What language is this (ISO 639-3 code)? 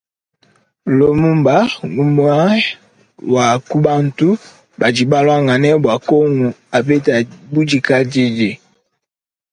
lua